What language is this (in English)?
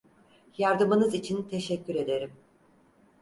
Turkish